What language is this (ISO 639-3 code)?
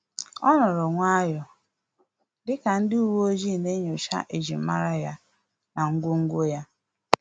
ibo